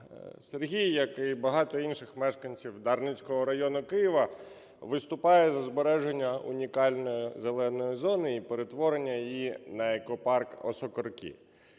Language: Ukrainian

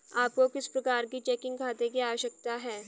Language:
Hindi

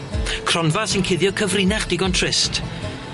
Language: Welsh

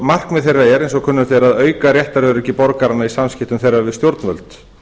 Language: Icelandic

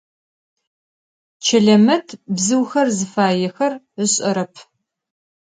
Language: Adyghe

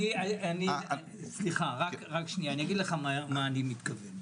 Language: Hebrew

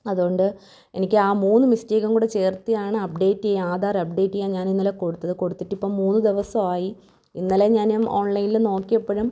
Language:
Malayalam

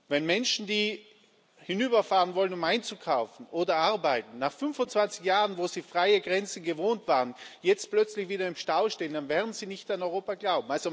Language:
German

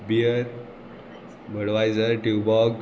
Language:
Konkani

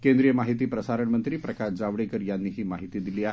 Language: Marathi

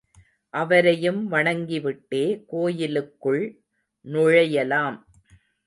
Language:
Tamil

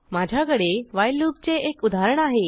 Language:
Marathi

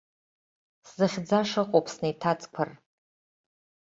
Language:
Abkhazian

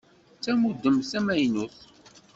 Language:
Kabyle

